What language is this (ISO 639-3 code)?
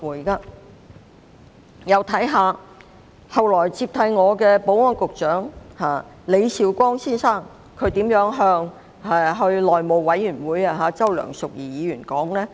yue